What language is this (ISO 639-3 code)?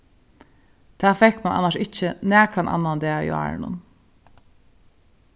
fao